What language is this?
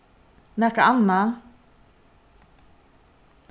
Faroese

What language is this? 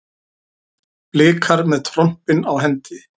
Icelandic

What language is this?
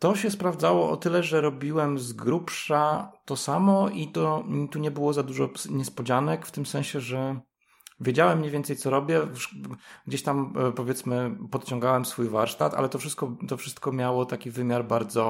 Polish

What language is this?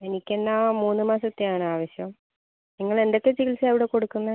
Malayalam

